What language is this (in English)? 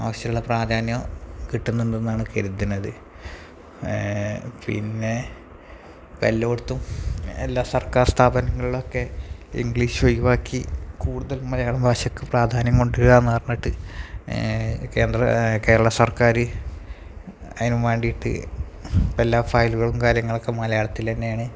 Malayalam